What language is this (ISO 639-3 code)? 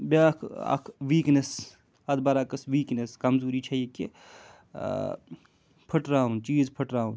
kas